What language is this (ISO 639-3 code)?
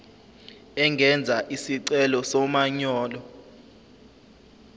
zul